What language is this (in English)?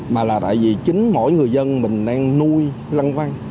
Vietnamese